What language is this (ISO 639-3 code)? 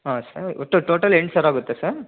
kan